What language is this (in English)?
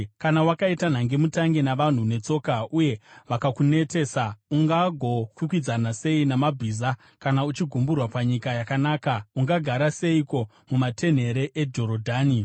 Shona